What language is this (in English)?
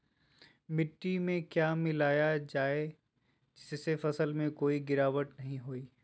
Magahi